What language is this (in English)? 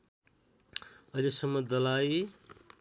Nepali